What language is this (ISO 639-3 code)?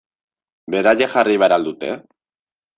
eus